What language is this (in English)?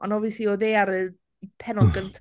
Welsh